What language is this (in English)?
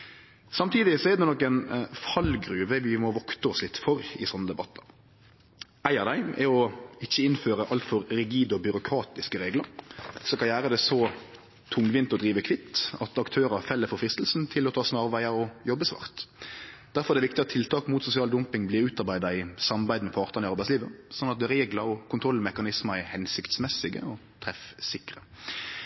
Norwegian Nynorsk